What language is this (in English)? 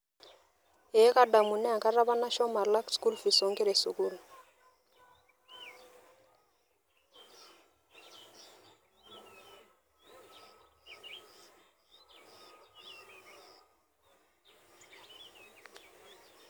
Masai